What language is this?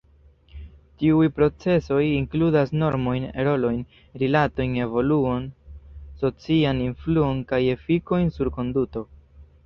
Esperanto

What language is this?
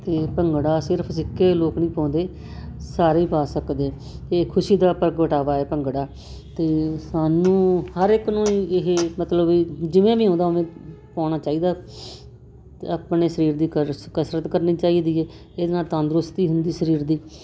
Punjabi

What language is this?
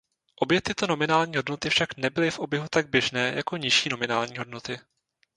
Czech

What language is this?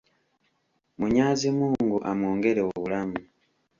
Ganda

